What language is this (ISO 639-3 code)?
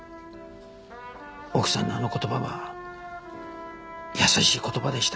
jpn